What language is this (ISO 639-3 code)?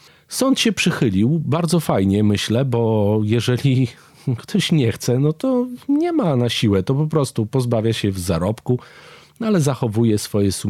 pol